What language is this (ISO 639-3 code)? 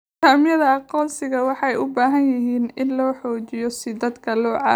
som